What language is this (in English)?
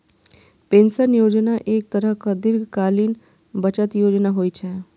Maithili